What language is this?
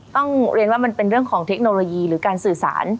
Thai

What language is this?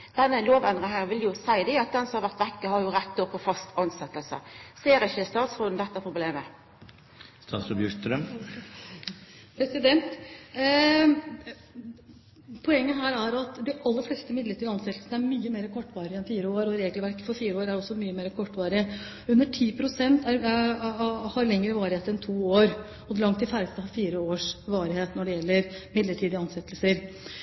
Norwegian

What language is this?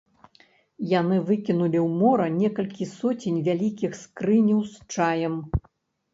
Belarusian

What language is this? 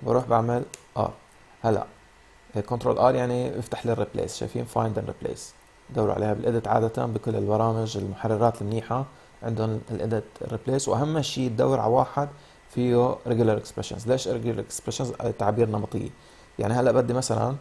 Arabic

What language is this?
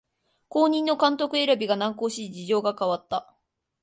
Japanese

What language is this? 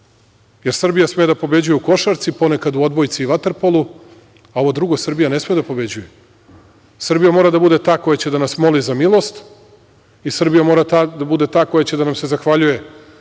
Serbian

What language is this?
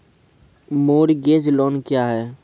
Maithili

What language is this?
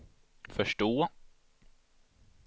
Swedish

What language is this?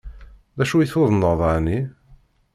Kabyle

